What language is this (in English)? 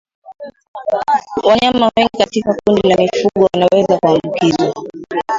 Swahili